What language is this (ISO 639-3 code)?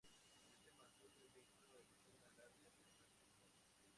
spa